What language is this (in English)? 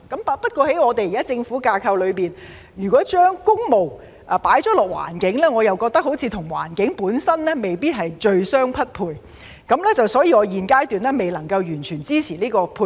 Cantonese